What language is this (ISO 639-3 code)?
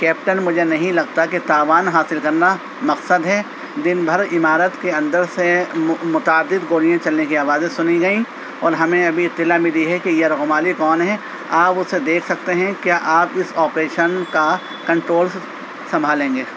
urd